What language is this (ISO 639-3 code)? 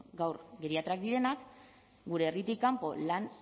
eus